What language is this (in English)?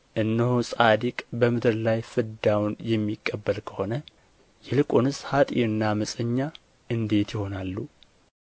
Amharic